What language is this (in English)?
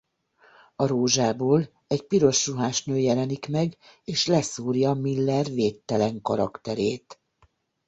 Hungarian